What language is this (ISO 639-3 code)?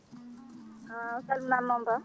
ful